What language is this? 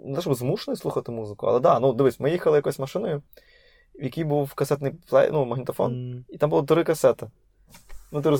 Ukrainian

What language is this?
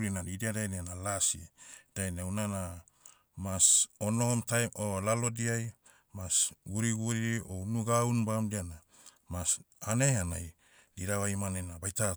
Motu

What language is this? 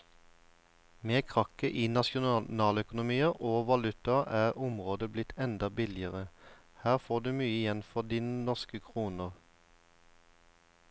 Norwegian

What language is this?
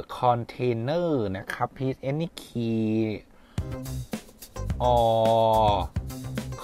Thai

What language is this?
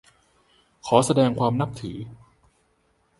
Thai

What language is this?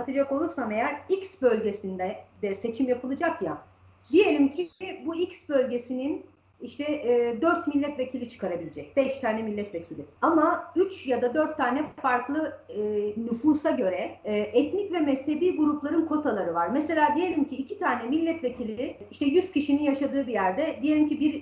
Turkish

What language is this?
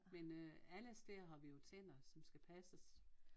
Danish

